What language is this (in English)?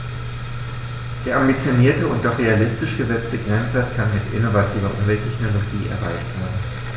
German